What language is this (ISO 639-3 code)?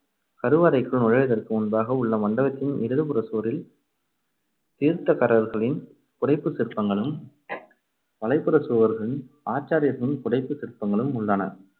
tam